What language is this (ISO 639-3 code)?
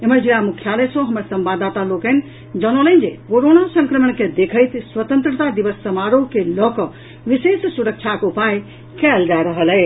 mai